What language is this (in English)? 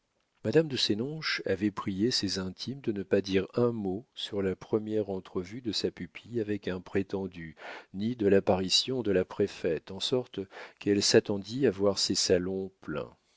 French